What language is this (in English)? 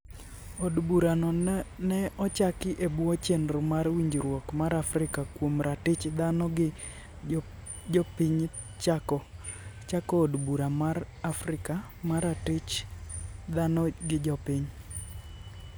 Luo (Kenya and Tanzania)